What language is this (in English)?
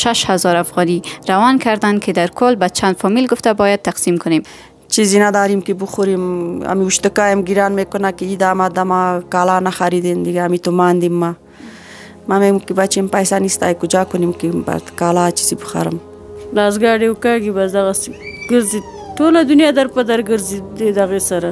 Persian